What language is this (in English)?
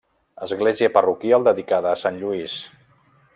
Catalan